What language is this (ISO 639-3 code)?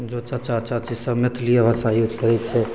mai